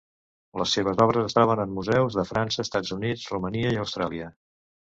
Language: Catalan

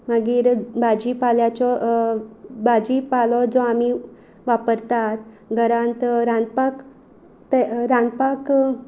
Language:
Konkani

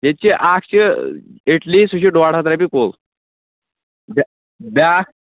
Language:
Kashmiri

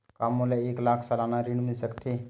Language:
Chhattisgarhi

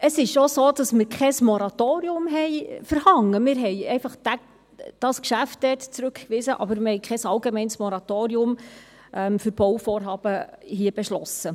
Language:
Swiss German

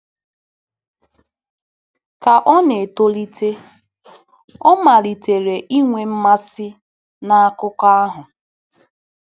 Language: Igbo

